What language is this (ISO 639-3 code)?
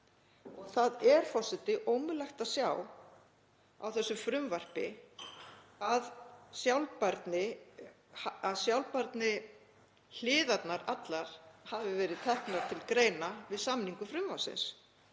isl